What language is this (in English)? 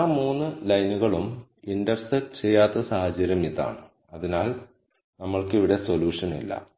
Malayalam